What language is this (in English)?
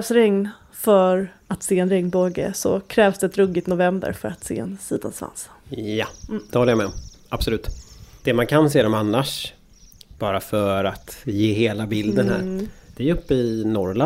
Swedish